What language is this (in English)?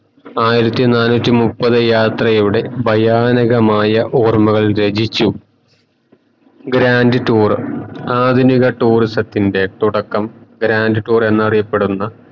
Malayalam